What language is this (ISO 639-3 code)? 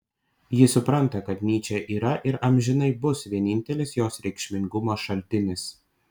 lit